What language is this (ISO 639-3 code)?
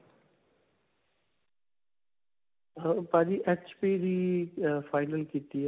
pan